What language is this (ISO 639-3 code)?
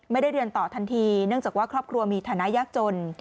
tha